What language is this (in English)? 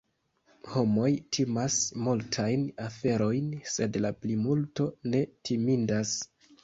Esperanto